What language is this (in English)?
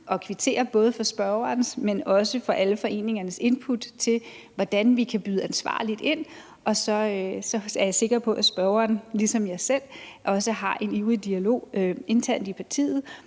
Danish